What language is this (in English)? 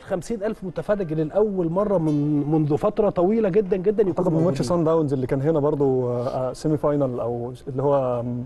Arabic